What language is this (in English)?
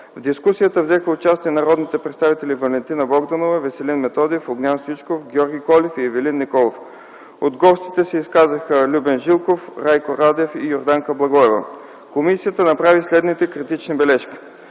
Bulgarian